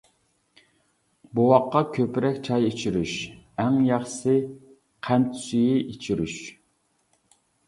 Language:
Uyghur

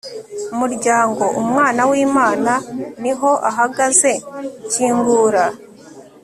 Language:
Kinyarwanda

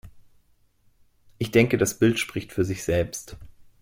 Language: German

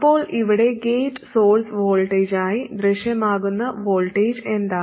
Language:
Malayalam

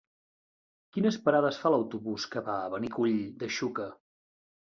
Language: Catalan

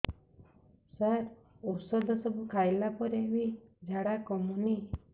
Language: Odia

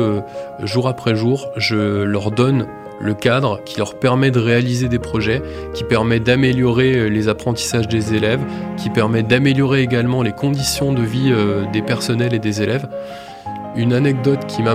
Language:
French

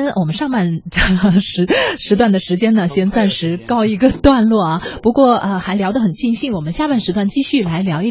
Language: Chinese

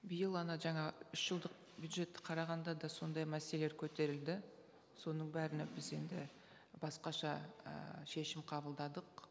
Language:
Kazakh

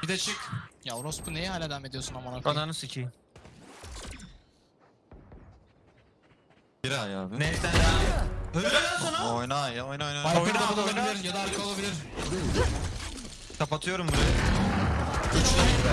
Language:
Turkish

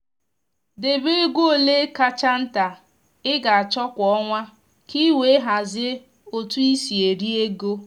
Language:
Igbo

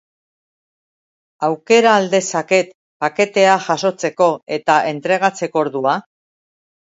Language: Basque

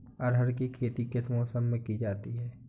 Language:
Hindi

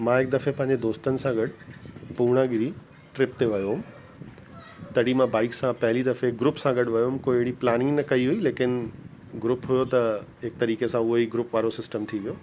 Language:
Sindhi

